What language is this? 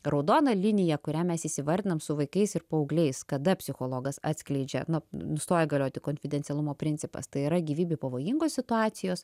Lithuanian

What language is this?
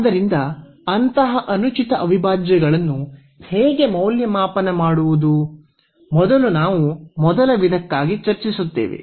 Kannada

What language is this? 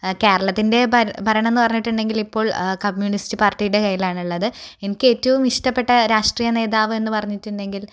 Malayalam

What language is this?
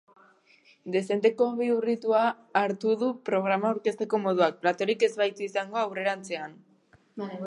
Basque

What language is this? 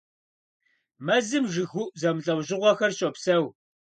Kabardian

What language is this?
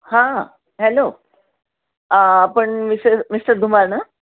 Marathi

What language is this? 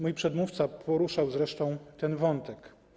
Polish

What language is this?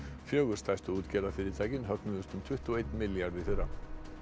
Icelandic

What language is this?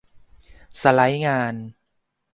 Thai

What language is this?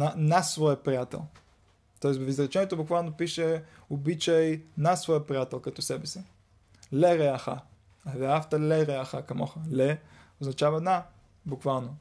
Bulgarian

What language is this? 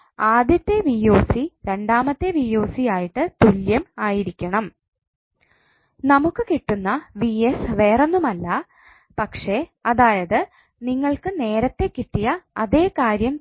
Malayalam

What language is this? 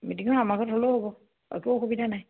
Assamese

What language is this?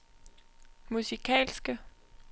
Danish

